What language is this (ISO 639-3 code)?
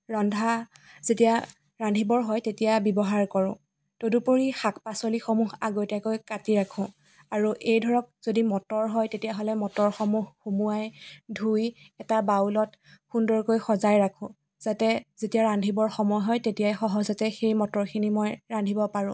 asm